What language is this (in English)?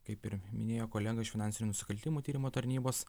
Lithuanian